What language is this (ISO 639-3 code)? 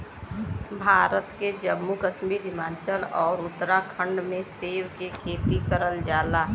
bho